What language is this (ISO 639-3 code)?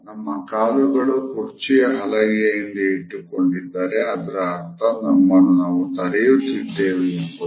kan